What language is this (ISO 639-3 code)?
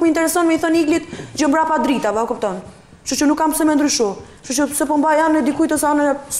ron